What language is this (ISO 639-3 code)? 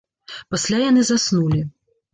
bel